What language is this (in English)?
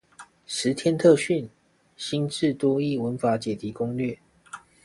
Chinese